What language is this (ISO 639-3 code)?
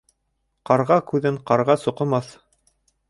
bak